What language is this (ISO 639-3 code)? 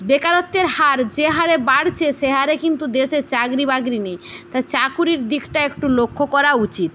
ben